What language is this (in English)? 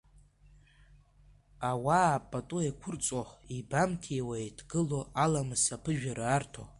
Abkhazian